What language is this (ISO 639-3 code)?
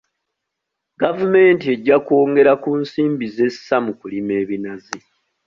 lug